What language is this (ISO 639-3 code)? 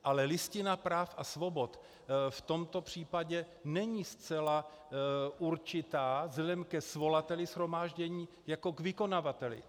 ces